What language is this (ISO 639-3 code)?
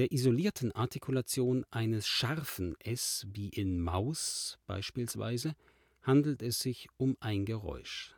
deu